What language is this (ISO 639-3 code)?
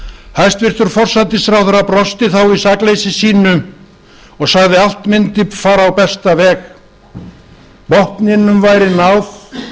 isl